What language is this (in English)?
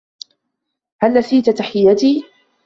Arabic